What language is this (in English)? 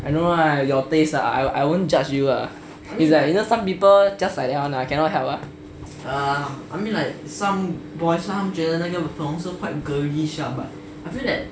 English